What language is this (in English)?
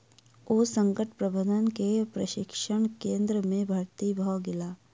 Maithili